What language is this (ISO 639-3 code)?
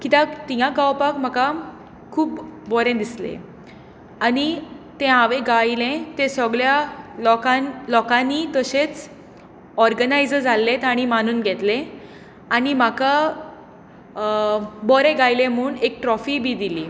kok